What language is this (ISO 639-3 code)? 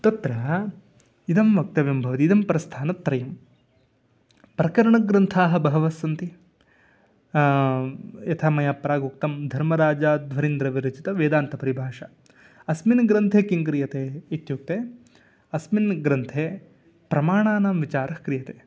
san